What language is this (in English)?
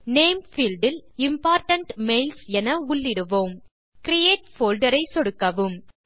Tamil